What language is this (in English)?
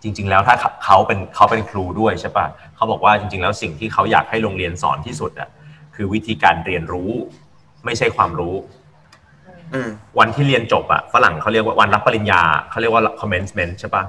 Thai